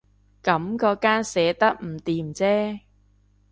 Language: Cantonese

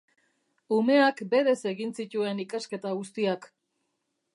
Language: Basque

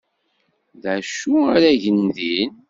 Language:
Kabyle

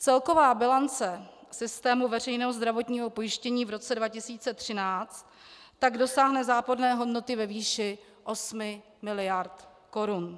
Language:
Czech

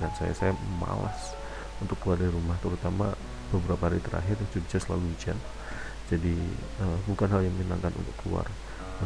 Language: Indonesian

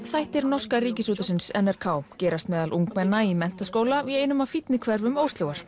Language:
Icelandic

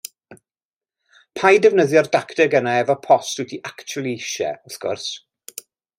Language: Welsh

